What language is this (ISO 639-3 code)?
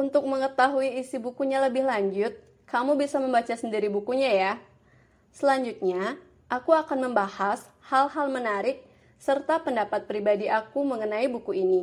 ind